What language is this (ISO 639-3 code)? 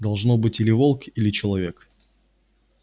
rus